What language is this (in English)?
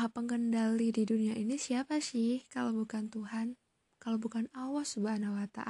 Indonesian